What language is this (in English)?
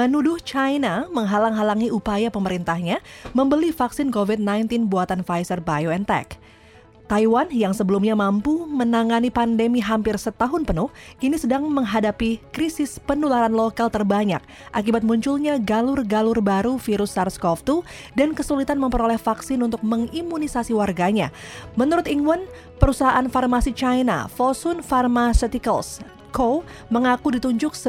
Indonesian